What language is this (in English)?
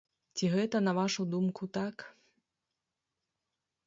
Belarusian